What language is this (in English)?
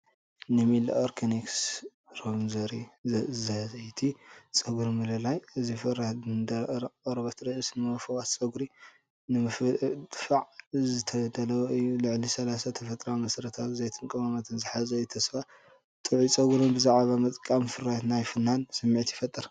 Tigrinya